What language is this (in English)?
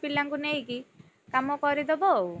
Odia